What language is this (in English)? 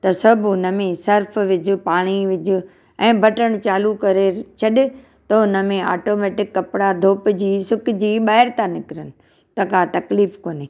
Sindhi